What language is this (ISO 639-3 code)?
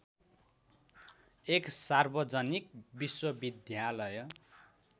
nep